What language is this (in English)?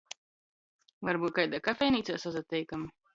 Latgalian